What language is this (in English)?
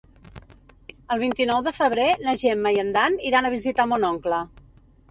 Catalan